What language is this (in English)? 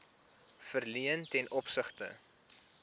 Afrikaans